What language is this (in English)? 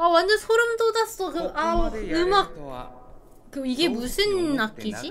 Korean